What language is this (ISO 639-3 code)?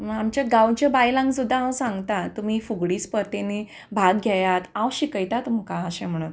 kok